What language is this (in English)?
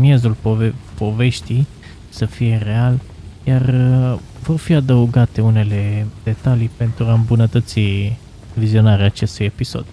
Romanian